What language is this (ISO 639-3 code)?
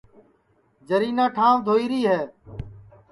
ssi